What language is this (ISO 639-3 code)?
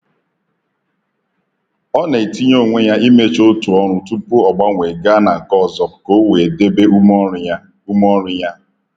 ibo